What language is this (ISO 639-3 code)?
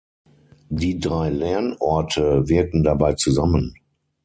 deu